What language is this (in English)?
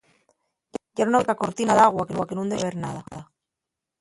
Asturian